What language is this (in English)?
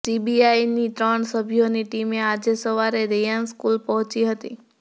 Gujarati